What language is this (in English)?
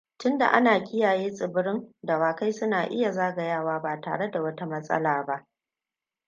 Hausa